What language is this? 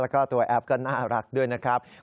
Thai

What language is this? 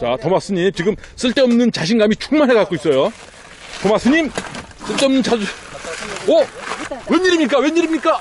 Korean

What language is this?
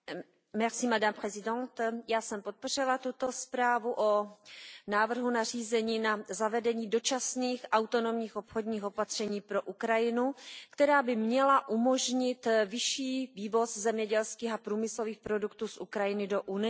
Czech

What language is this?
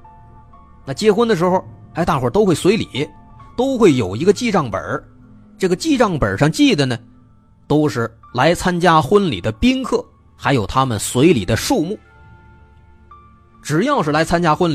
Chinese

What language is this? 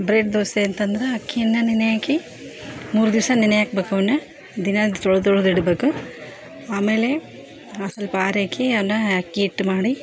Kannada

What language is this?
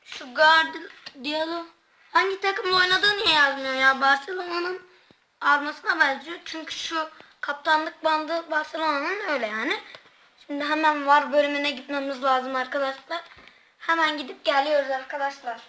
Turkish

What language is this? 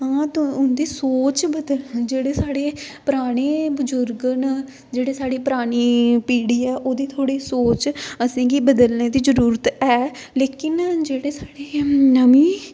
Dogri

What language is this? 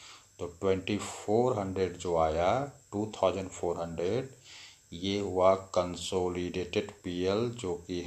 Hindi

